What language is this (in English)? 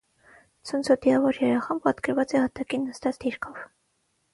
Armenian